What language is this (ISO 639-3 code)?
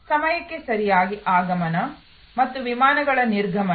kan